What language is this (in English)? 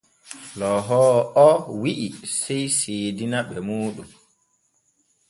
Borgu Fulfulde